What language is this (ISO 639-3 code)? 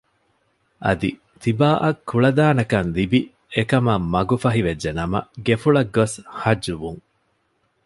div